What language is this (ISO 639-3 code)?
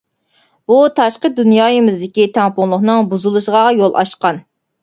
uig